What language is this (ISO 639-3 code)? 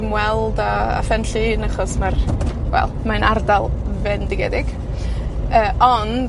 cym